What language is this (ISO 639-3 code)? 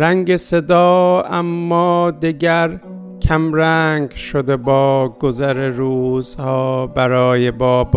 fas